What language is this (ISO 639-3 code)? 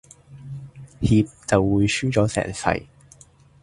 yue